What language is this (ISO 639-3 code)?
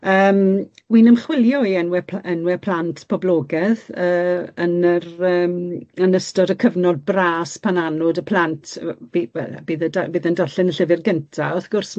cym